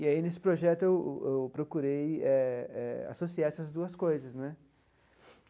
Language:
Portuguese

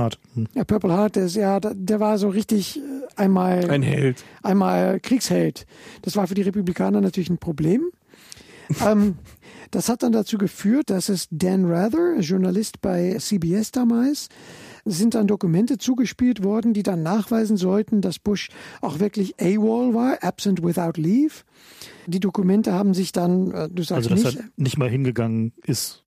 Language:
German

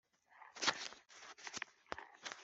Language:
Kinyarwanda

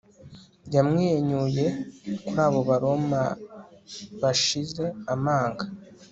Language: Kinyarwanda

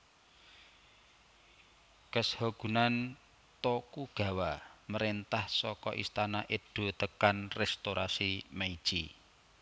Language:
Javanese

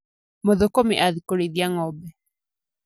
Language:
Kikuyu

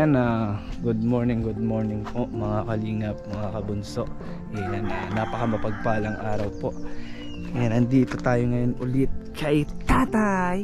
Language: Filipino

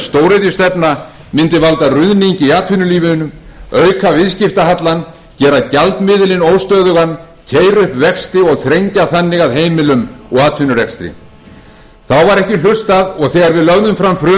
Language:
Icelandic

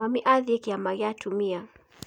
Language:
Kikuyu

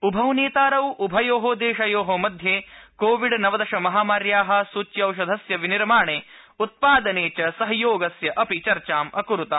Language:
Sanskrit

